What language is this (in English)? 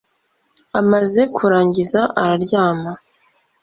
Kinyarwanda